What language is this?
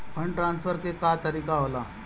Bhojpuri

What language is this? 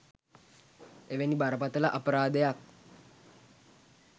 Sinhala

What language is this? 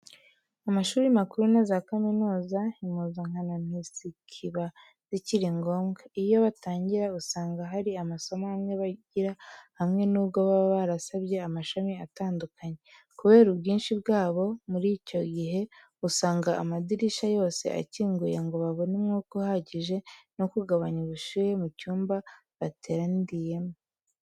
Kinyarwanda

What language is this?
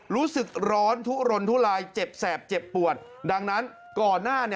Thai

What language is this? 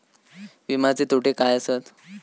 Marathi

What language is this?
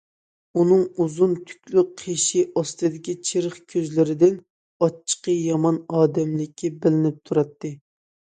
Uyghur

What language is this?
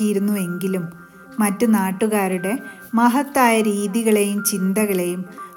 Malayalam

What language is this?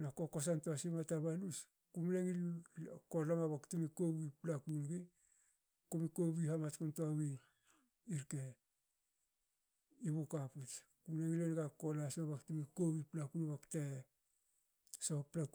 Hakö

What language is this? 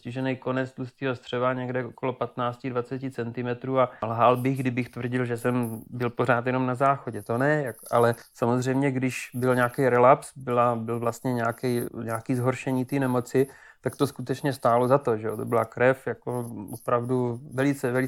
Czech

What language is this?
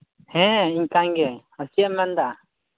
Santali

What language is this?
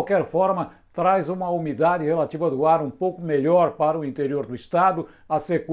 Portuguese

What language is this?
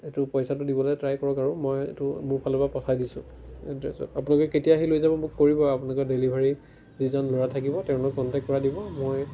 Assamese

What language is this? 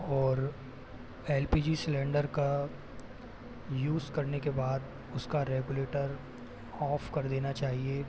Hindi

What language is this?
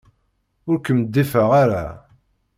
Kabyle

